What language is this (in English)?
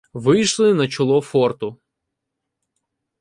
Ukrainian